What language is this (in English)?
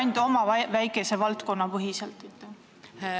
Estonian